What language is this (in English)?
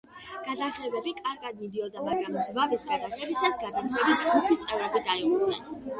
Georgian